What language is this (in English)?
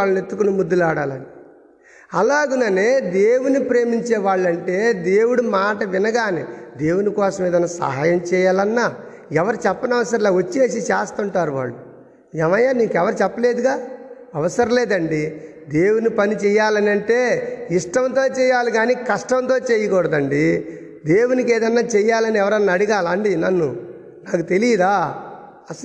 Telugu